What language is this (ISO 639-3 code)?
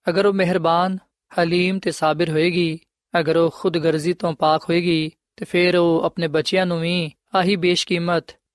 pan